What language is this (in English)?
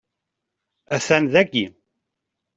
Kabyle